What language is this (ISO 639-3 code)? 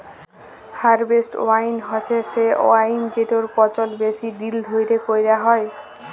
ben